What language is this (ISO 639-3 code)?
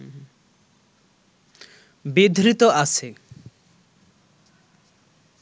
ben